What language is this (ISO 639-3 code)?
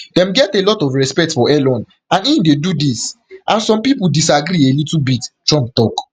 pcm